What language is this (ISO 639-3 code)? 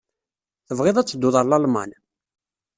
kab